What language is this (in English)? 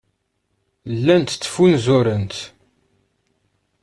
Kabyle